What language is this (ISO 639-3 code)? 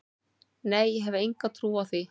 isl